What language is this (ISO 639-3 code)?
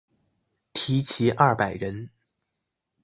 zho